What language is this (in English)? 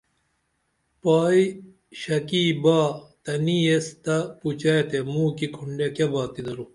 Dameli